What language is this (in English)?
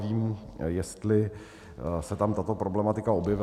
Czech